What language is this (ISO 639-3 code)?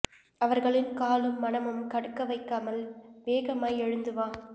tam